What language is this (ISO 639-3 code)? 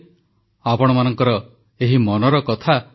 ori